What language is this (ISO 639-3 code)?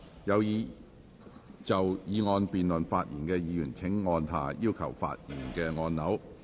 yue